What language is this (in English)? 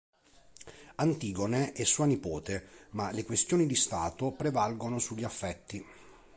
Italian